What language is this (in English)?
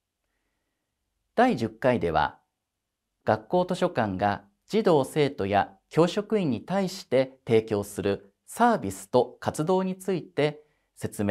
Japanese